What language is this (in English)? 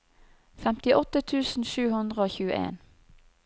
Norwegian